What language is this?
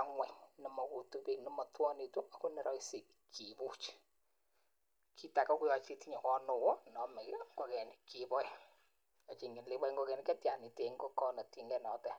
Kalenjin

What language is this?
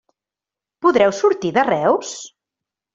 Catalan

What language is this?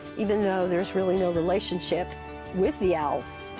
English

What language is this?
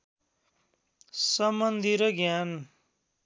Nepali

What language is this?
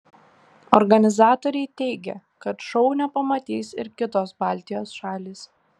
Lithuanian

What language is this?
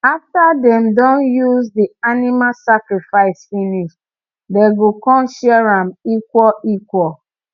Nigerian Pidgin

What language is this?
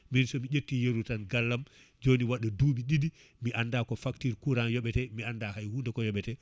Fula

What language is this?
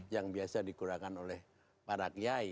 Indonesian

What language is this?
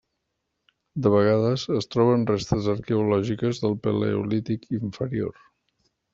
Catalan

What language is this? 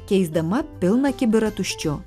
Lithuanian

